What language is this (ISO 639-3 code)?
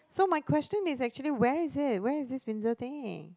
eng